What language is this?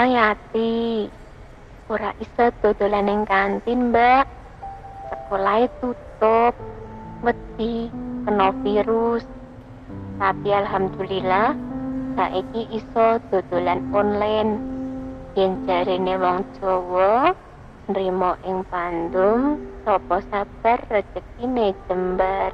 Indonesian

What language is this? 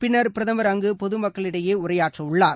Tamil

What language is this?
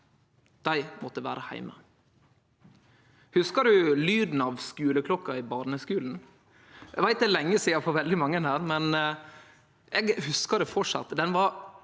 Norwegian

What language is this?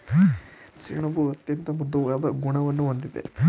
Kannada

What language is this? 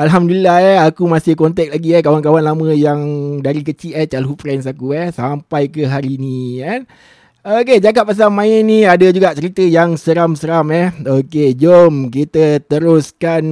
Malay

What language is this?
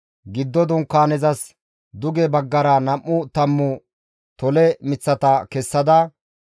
Gamo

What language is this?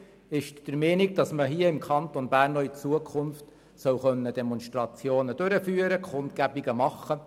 Swiss German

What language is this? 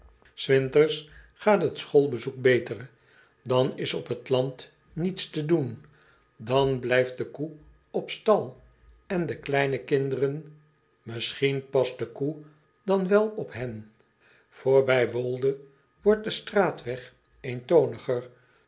Dutch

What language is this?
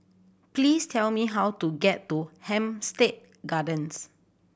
English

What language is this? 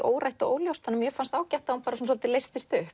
Icelandic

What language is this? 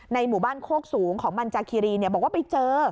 Thai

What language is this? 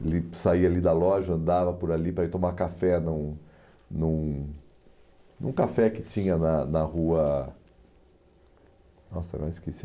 Portuguese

